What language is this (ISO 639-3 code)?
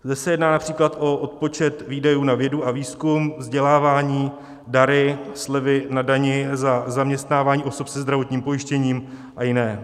ces